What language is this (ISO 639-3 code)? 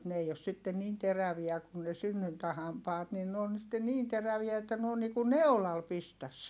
fin